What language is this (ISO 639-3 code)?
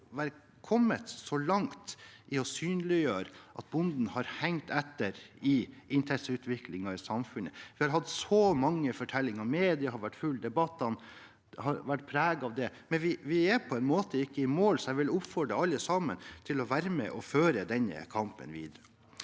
nor